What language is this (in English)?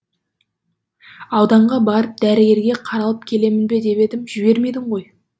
Kazakh